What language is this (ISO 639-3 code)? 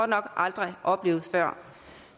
dan